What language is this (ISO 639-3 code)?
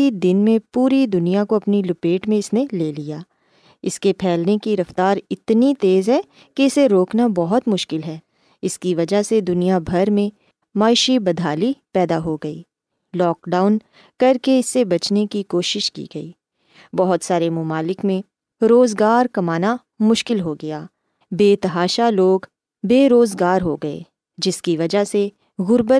urd